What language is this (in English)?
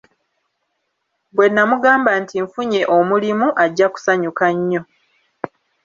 Ganda